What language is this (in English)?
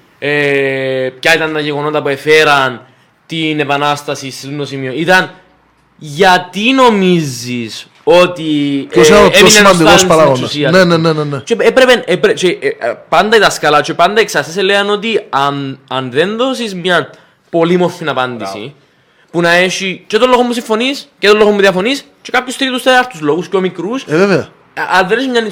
Greek